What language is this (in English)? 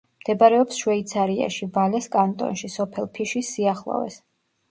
Georgian